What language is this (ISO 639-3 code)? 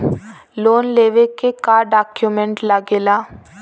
bho